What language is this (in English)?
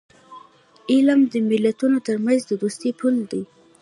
Pashto